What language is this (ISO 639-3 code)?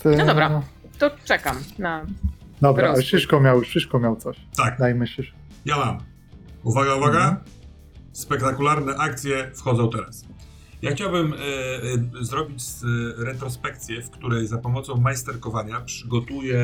pol